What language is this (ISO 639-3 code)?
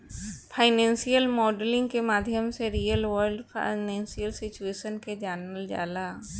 bho